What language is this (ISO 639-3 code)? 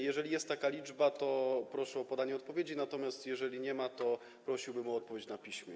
pol